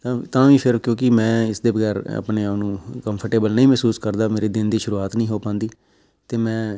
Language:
Punjabi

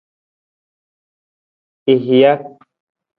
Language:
Nawdm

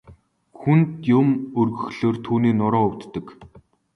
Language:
Mongolian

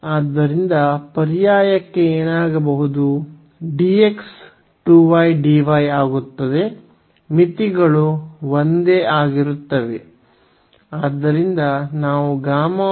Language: Kannada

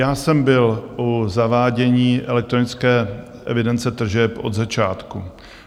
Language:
Czech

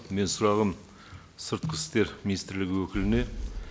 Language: Kazakh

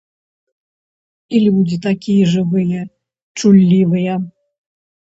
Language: Belarusian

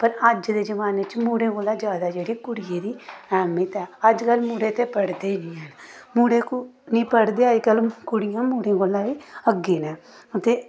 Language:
Dogri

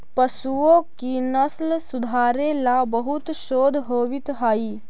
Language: Magahi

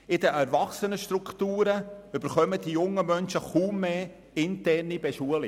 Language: Swiss German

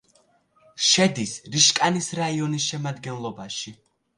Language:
Georgian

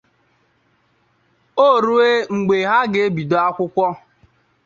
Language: Igbo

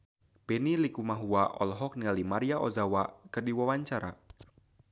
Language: Sundanese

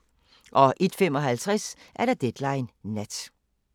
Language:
Danish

